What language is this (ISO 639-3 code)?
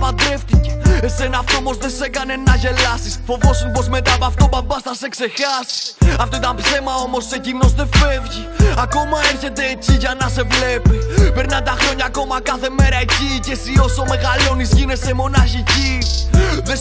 ell